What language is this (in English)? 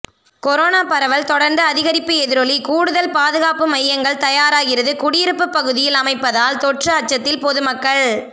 Tamil